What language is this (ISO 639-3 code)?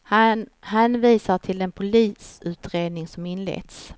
swe